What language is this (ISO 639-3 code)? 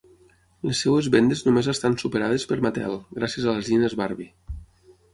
cat